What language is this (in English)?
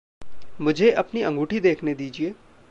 Hindi